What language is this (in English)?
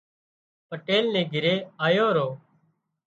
Wadiyara Koli